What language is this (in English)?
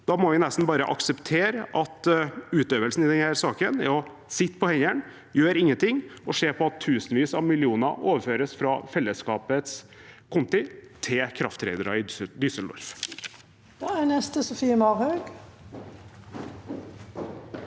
Norwegian